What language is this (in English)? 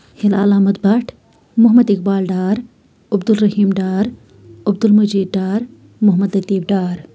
Kashmiri